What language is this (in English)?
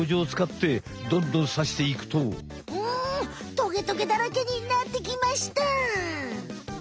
Japanese